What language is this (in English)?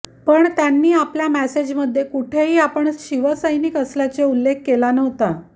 Marathi